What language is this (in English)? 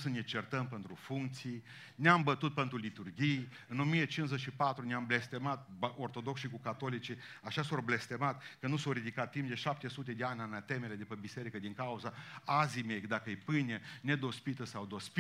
Romanian